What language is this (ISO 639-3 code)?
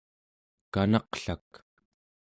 esu